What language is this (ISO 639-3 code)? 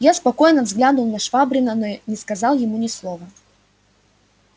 rus